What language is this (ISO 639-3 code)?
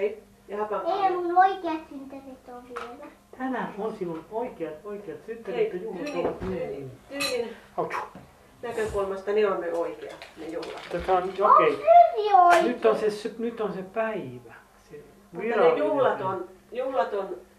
fin